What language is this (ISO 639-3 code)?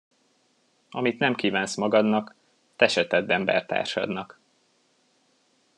hun